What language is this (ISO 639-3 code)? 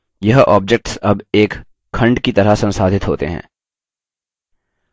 hin